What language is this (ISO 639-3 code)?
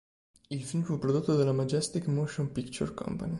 ita